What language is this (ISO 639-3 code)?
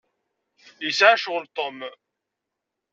kab